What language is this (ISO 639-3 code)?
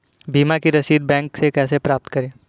hin